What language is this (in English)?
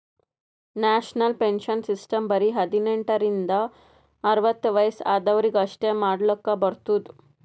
Kannada